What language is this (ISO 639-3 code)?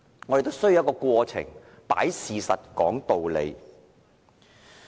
yue